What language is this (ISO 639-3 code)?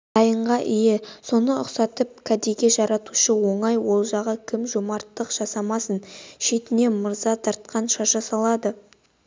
kaz